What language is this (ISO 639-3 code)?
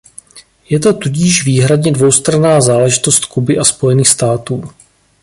ces